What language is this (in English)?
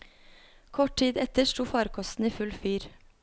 Norwegian